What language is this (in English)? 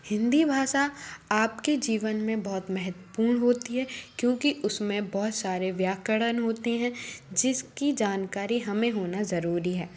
Hindi